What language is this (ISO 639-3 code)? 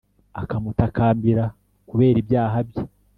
kin